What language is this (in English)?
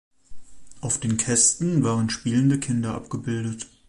German